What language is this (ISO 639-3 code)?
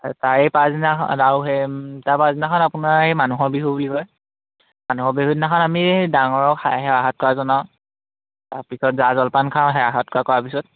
asm